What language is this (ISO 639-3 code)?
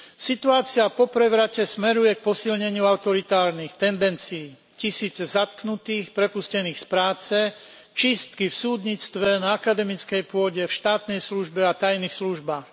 slk